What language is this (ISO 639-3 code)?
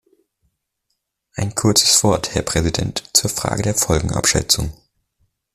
deu